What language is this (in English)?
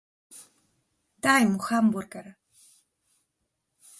Slovenian